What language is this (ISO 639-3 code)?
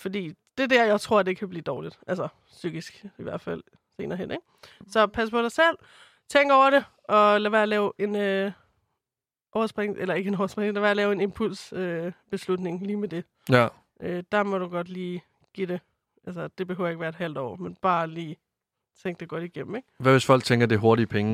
dan